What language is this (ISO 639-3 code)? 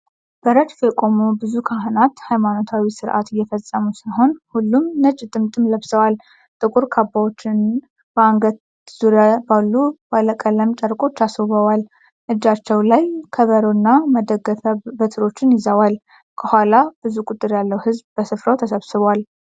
amh